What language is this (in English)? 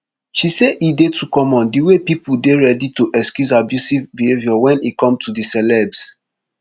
Nigerian Pidgin